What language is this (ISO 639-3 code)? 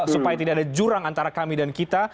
ind